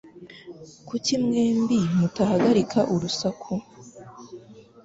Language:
Kinyarwanda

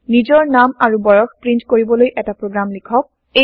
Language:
Assamese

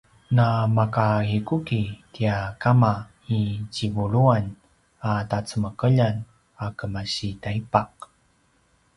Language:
Paiwan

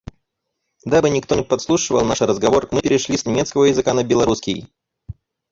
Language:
Russian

